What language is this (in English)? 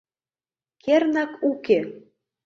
Mari